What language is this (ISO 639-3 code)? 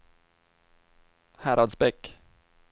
swe